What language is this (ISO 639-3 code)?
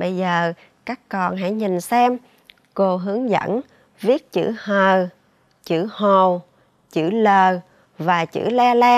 vie